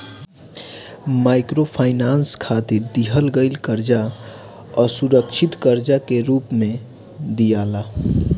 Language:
Bhojpuri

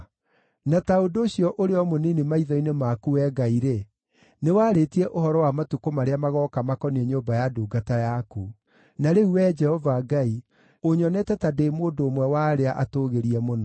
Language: Kikuyu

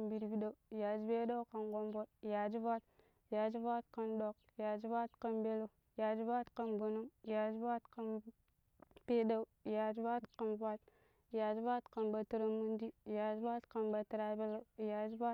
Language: Pero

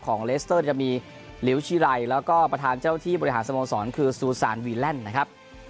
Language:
Thai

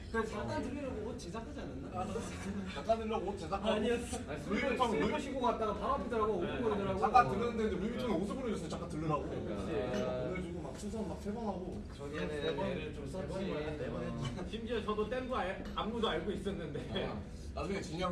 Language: Korean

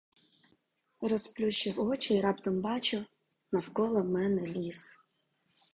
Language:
Ukrainian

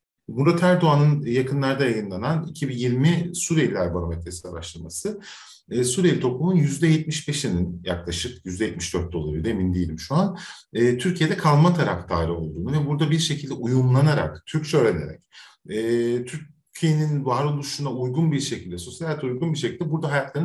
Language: Turkish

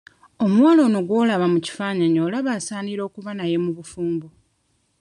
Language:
Ganda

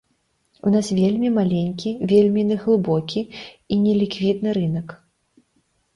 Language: Belarusian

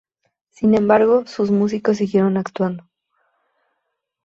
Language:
Spanish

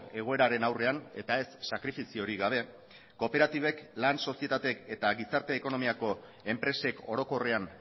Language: Basque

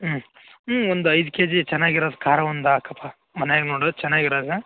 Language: Kannada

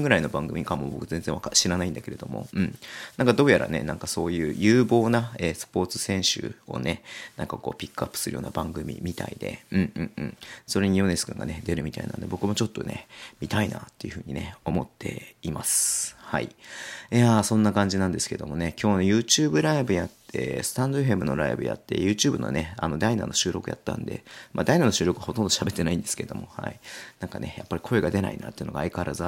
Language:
Japanese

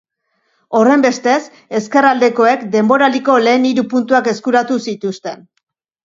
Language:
Basque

